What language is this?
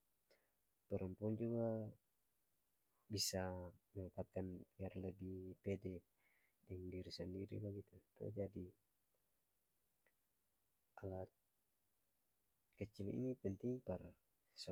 Ambonese Malay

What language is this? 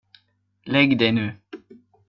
Swedish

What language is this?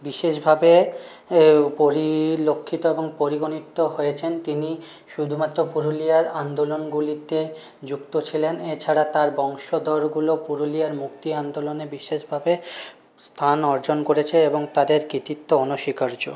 Bangla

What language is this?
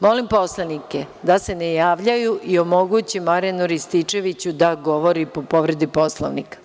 Serbian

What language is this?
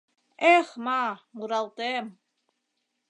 Mari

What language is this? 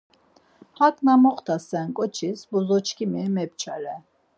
Laz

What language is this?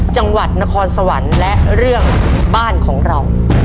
Thai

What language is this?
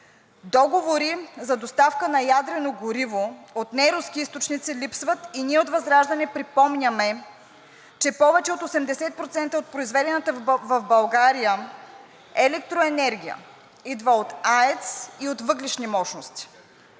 Bulgarian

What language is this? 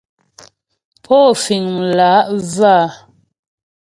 Ghomala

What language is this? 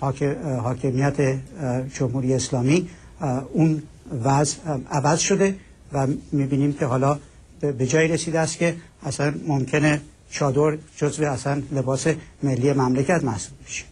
Persian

